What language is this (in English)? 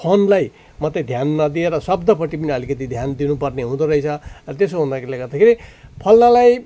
Nepali